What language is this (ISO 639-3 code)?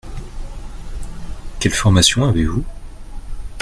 fra